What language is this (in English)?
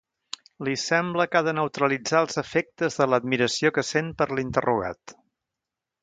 Catalan